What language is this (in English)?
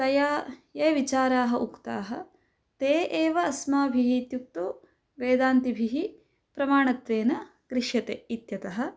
Sanskrit